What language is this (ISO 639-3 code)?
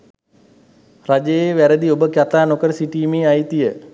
sin